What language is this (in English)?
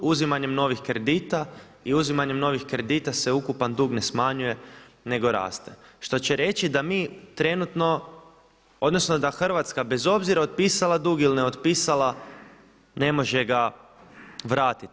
Croatian